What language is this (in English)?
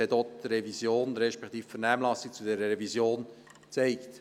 Swiss German